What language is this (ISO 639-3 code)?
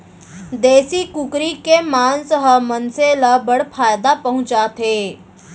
hne